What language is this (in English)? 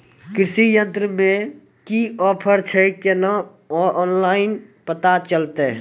Maithili